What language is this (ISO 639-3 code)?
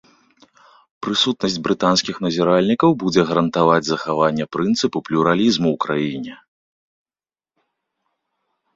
bel